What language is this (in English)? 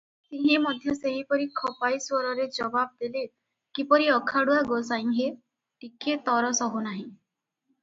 Odia